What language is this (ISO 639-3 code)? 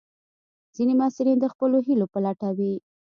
pus